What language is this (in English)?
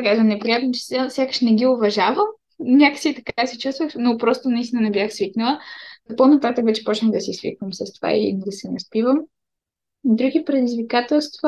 Bulgarian